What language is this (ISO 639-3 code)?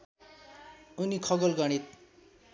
nep